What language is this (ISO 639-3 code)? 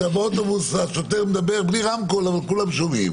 heb